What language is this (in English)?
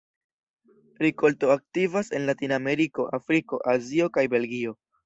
Esperanto